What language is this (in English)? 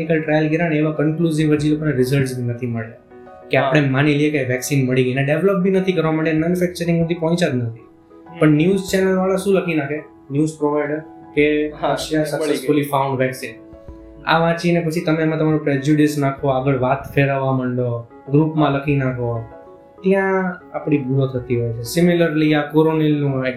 Gujarati